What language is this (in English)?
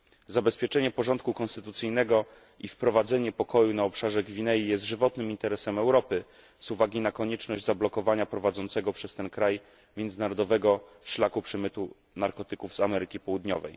Polish